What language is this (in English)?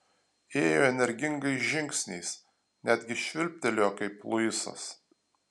Lithuanian